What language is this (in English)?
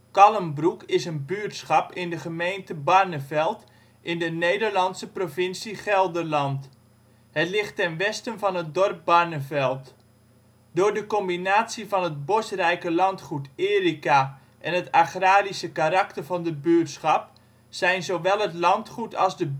Dutch